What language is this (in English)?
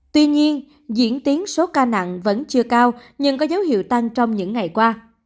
Vietnamese